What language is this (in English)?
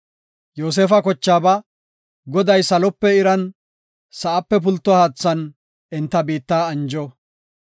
Gofa